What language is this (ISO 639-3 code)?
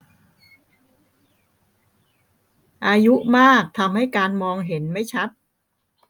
tha